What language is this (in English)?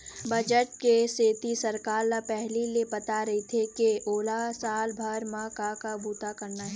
Chhattisgarhi